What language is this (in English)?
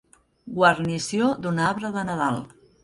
Catalan